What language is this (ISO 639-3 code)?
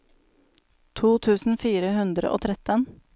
nor